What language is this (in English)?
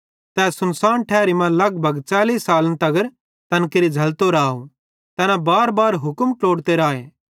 Bhadrawahi